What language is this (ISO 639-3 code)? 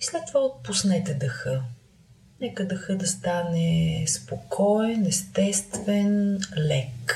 bul